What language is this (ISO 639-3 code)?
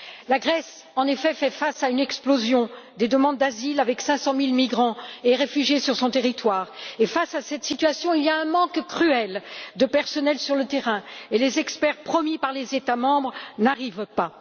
fra